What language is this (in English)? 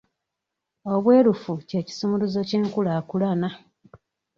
Ganda